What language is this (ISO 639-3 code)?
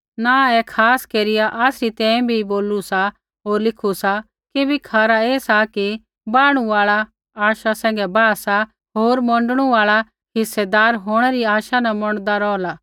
kfx